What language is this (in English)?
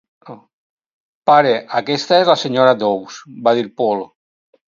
Catalan